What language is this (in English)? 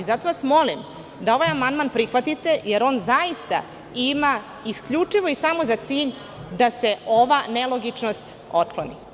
Serbian